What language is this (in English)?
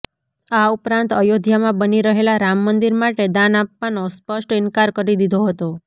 Gujarati